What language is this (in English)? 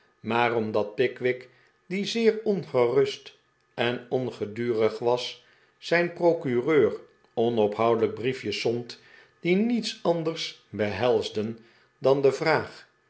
Dutch